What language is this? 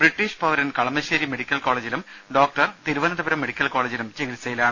Malayalam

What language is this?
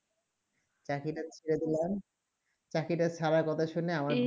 Bangla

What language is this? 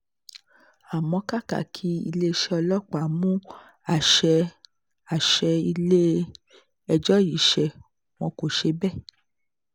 Yoruba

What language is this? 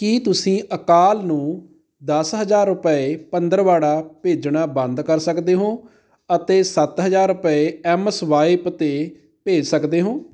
Punjabi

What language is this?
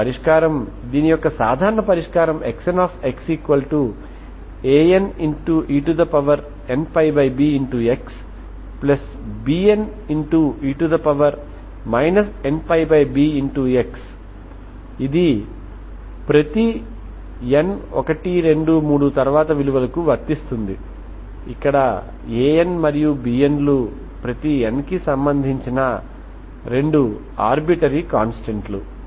Telugu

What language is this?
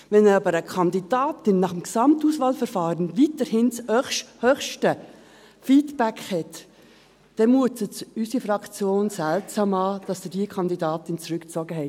Swiss German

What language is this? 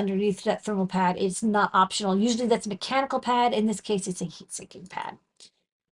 English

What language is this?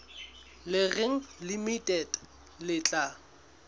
Southern Sotho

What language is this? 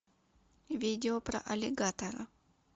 Russian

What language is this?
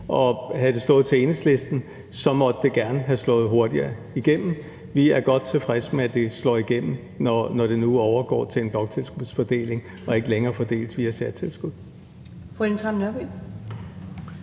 Danish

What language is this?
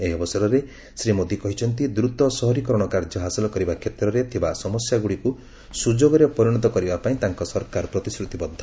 Odia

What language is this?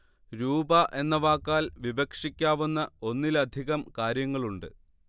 Malayalam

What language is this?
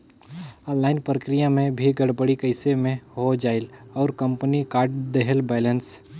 Chhattisgarhi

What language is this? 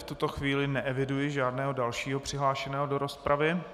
Czech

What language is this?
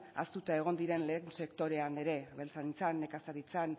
Basque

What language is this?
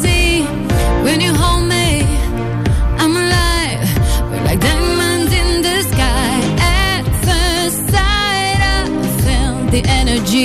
Romanian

